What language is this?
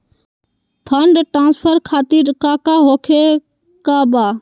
Magahi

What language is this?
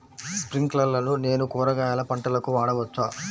Telugu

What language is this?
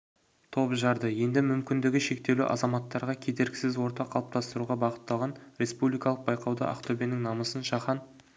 Kazakh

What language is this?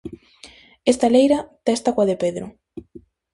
Galician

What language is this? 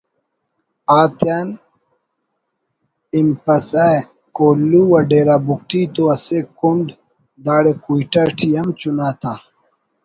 Brahui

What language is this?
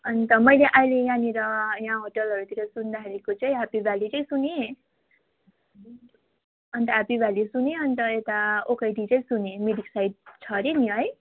Nepali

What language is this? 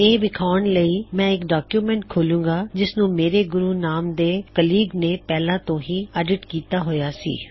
Punjabi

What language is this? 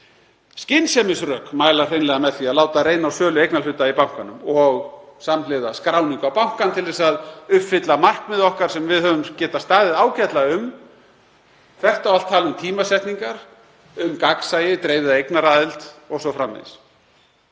Icelandic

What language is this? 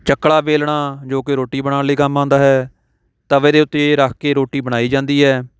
Punjabi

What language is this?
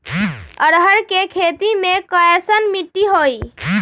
Magahi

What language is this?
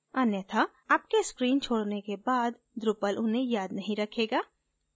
Hindi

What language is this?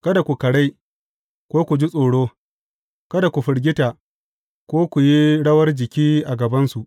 Hausa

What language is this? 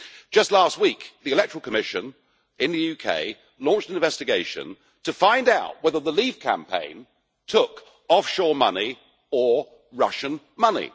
English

